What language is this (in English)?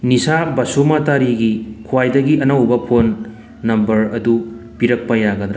Manipuri